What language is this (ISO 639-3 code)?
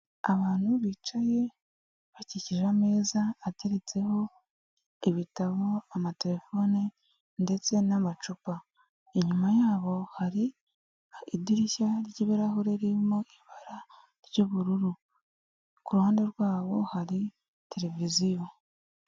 kin